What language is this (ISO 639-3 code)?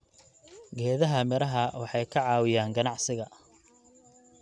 som